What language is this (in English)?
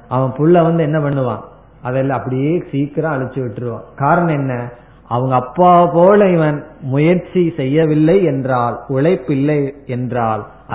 Tamil